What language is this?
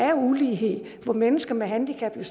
Danish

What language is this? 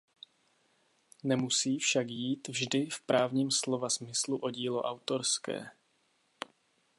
Czech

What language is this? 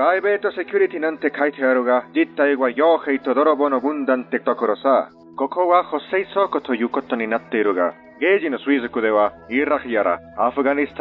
Japanese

